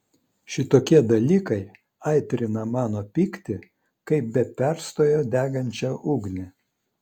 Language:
Lithuanian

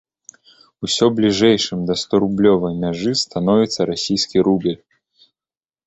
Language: Belarusian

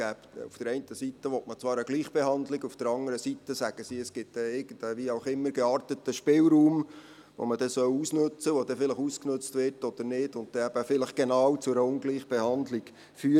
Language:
Swiss German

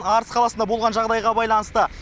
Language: Kazakh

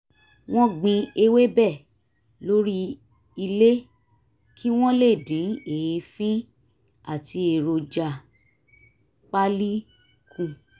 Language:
Yoruba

